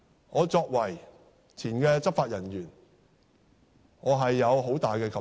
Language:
Cantonese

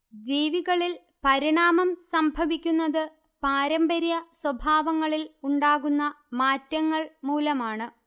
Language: Malayalam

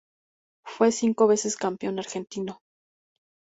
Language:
Spanish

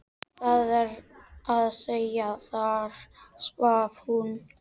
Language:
Icelandic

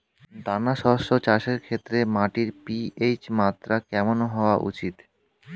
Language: Bangla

